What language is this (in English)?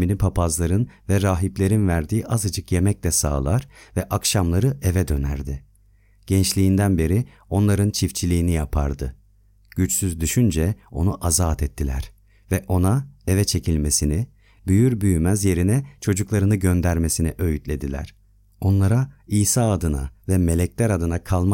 Turkish